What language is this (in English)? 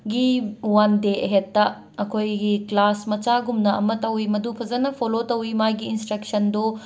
Manipuri